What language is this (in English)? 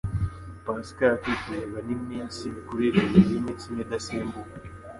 Kinyarwanda